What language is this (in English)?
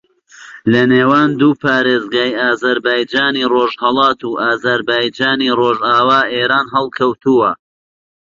Central Kurdish